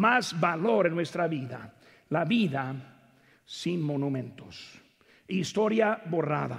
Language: Spanish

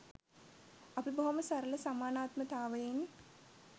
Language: Sinhala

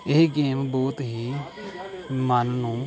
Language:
Punjabi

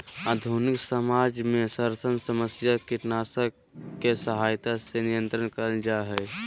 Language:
Magahi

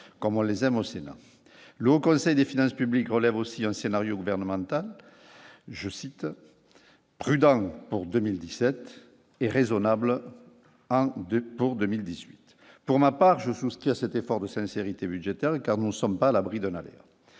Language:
French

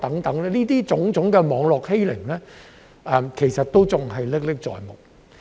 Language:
Cantonese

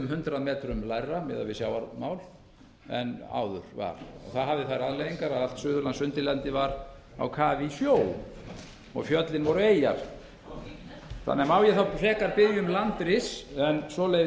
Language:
Icelandic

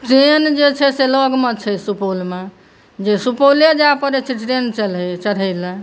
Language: Maithili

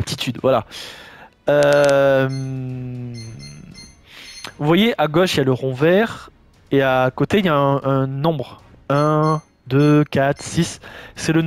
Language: French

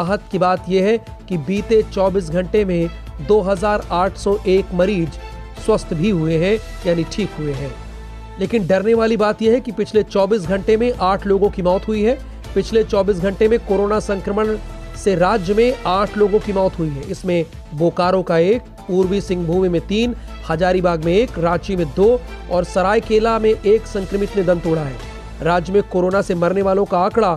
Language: Hindi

